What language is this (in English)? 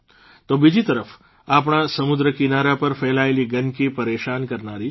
Gujarati